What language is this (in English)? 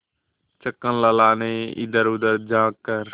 Hindi